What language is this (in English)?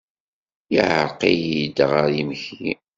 Kabyle